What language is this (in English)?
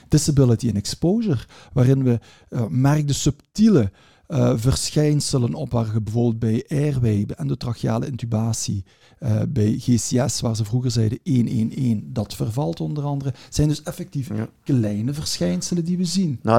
Dutch